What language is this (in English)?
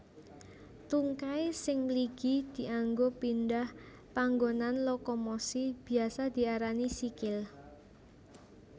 Javanese